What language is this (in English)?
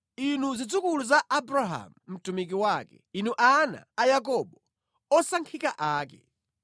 Nyanja